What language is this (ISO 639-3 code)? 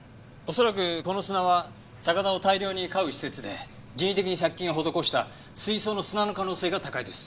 jpn